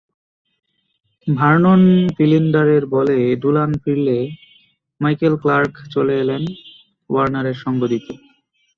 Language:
Bangla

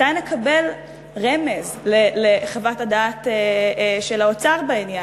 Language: Hebrew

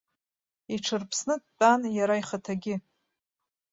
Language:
Abkhazian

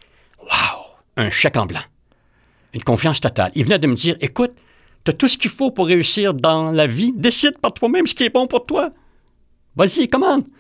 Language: French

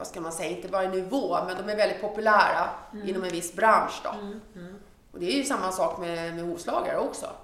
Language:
Swedish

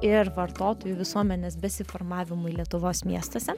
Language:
Lithuanian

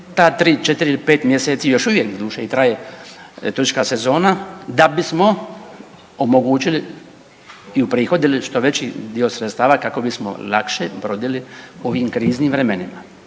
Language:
Croatian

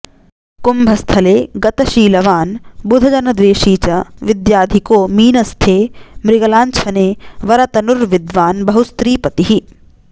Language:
Sanskrit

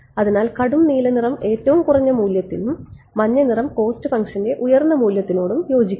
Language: Malayalam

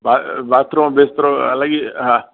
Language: Sindhi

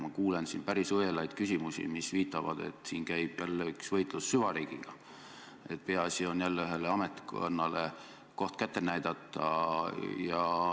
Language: Estonian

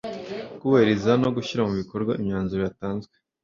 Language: Kinyarwanda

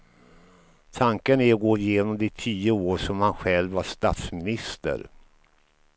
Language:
Swedish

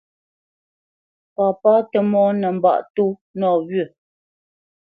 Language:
Bamenyam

